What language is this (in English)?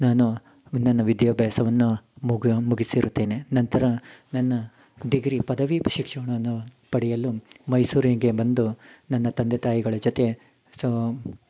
Kannada